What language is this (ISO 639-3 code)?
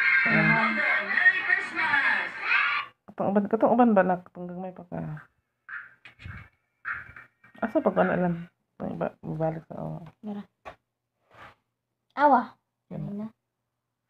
ind